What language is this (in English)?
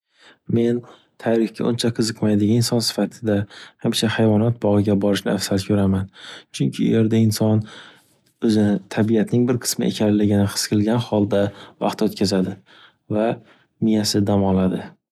Uzbek